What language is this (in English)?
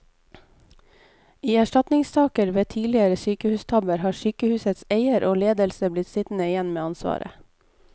Norwegian